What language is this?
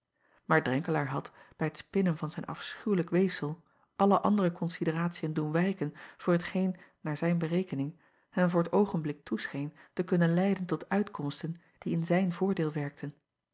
Dutch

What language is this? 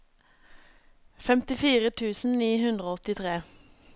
Norwegian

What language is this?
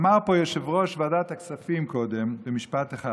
Hebrew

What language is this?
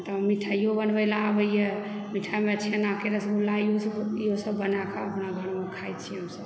Maithili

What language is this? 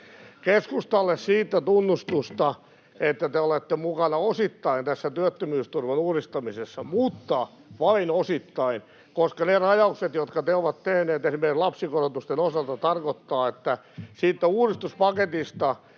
Finnish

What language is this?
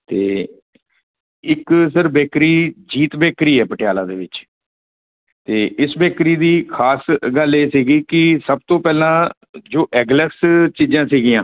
Punjabi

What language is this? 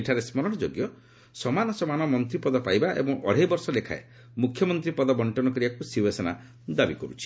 Odia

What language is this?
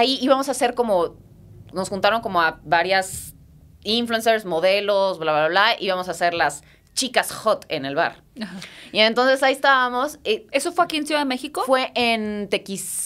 Spanish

